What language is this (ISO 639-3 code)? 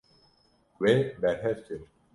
kur